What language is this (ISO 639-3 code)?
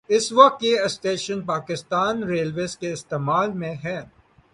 urd